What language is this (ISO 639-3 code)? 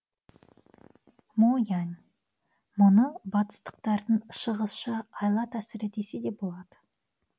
kaz